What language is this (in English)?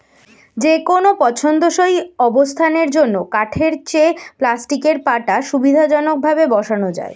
Bangla